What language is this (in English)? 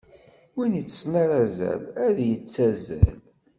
Kabyle